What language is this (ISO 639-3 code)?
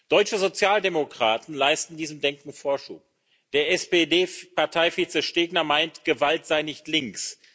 deu